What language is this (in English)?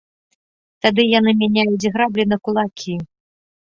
Belarusian